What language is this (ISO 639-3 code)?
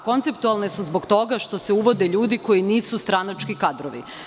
srp